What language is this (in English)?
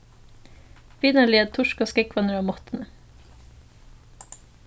Faroese